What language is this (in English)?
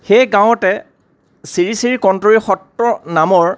Assamese